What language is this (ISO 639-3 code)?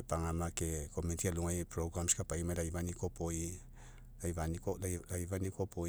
mek